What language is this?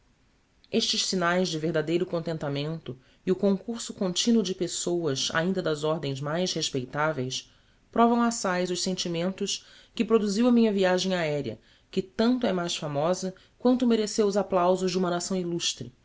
Portuguese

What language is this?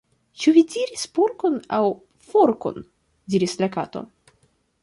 Esperanto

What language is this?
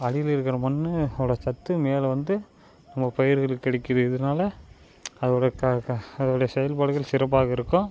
Tamil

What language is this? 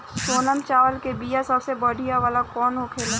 Bhojpuri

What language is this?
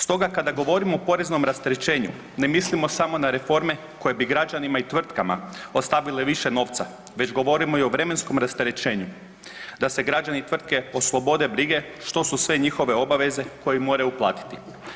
Croatian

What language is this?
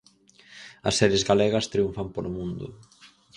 Galician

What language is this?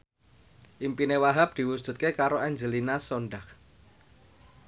Javanese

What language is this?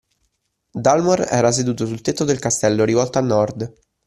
Italian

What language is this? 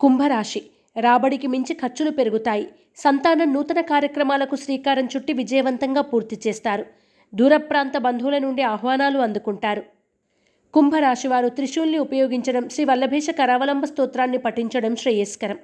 Telugu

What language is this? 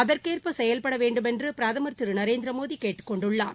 Tamil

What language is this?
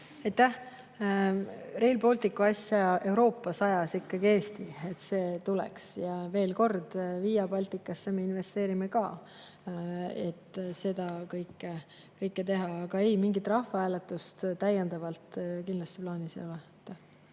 Estonian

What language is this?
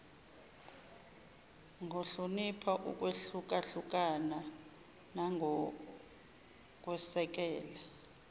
Zulu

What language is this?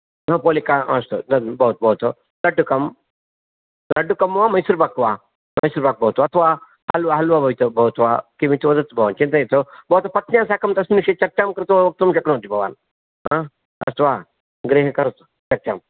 Sanskrit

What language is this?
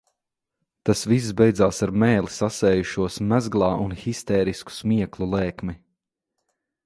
Latvian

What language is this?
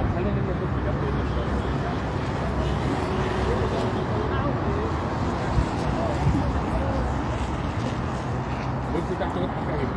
Arabic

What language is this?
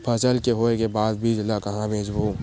Chhattisgarhi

